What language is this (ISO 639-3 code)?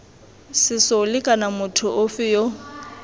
tsn